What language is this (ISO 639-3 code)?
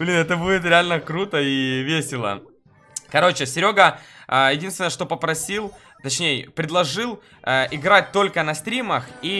rus